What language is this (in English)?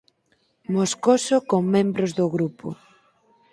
Galician